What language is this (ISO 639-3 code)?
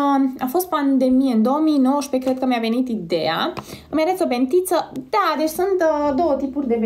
ron